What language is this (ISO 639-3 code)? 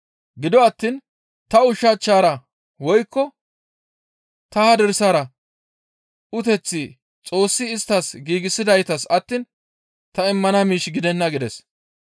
gmv